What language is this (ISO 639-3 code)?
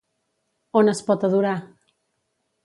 cat